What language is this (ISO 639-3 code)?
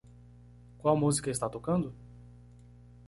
por